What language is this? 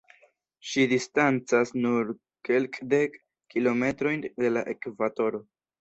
Esperanto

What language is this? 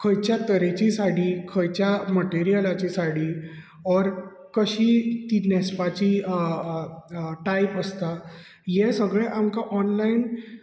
Konkani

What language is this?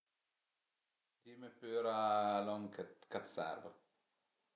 Piedmontese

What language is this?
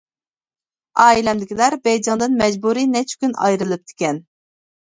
Uyghur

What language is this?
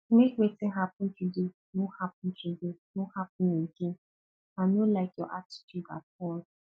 Nigerian Pidgin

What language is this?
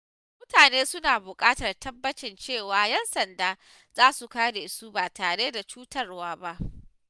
Hausa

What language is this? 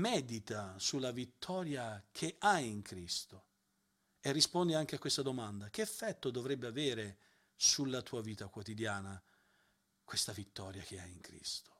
Italian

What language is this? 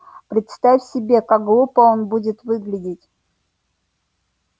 Russian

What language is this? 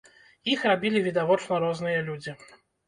Belarusian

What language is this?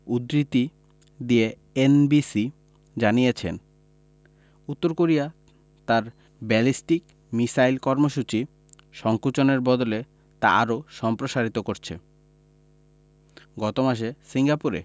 Bangla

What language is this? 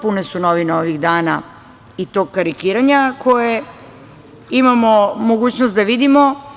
Serbian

